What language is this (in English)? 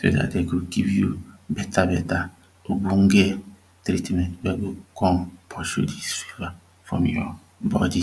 Nigerian Pidgin